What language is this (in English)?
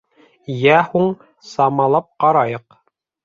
Bashkir